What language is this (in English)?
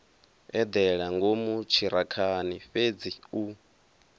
Venda